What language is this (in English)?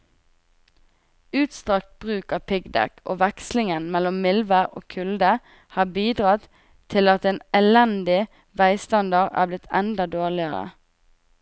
Norwegian